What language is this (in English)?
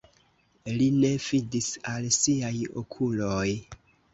Esperanto